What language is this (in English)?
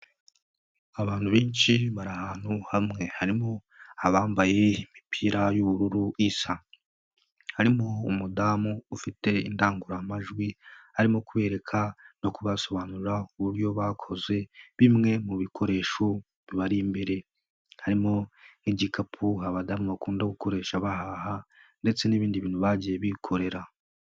Kinyarwanda